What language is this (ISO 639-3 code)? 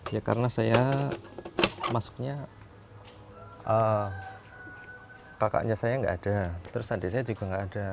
ind